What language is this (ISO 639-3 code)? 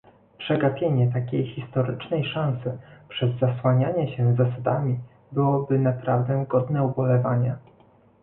pol